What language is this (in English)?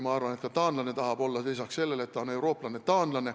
Estonian